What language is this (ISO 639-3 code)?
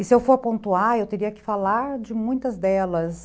por